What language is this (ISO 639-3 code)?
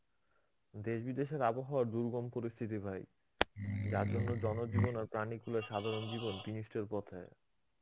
ben